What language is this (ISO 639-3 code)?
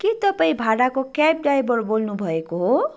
nep